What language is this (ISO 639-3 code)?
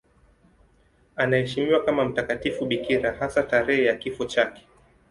swa